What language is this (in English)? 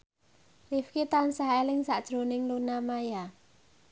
Javanese